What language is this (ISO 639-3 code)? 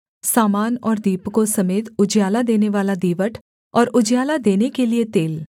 hin